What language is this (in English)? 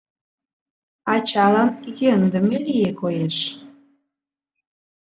Mari